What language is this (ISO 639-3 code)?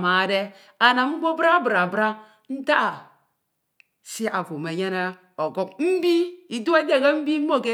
itw